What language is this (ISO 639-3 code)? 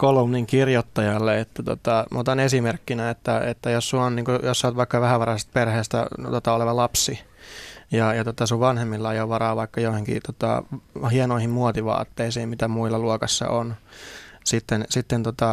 fin